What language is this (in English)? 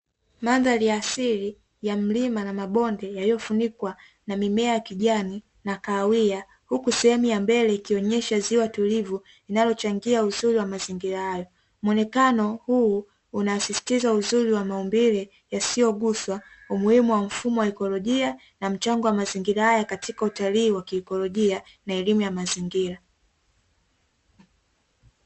Swahili